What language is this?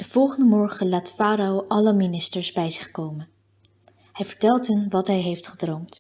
Dutch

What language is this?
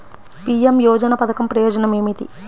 Telugu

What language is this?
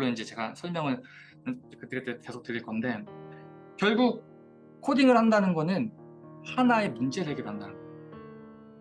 Korean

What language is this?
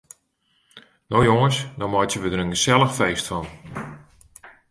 Western Frisian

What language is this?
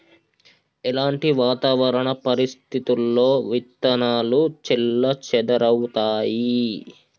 Telugu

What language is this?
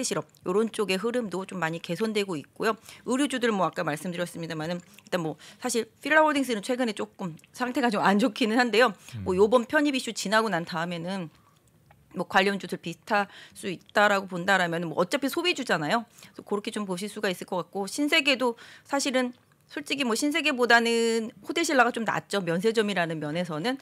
Korean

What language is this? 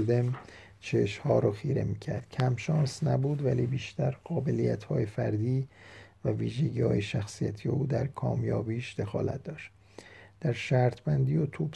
Persian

